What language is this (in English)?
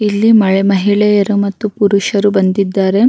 Kannada